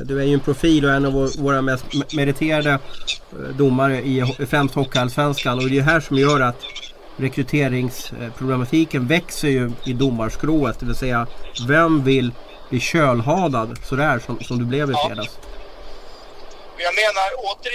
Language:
Swedish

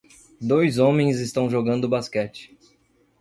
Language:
Portuguese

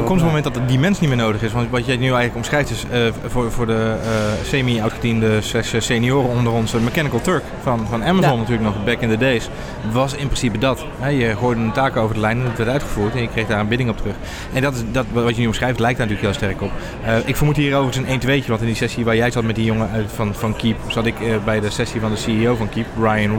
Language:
Dutch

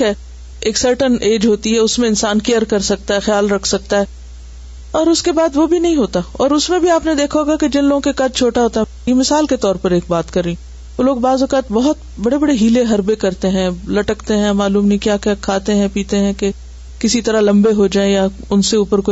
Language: Urdu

